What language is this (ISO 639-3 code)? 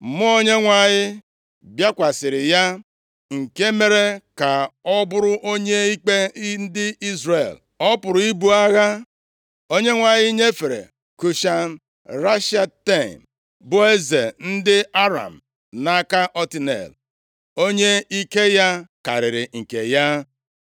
ibo